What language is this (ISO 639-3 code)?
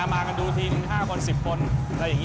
tha